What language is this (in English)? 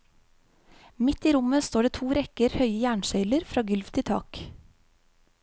Norwegian